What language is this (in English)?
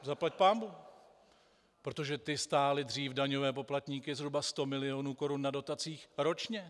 Czech